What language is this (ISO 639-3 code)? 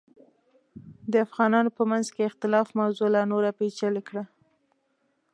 pus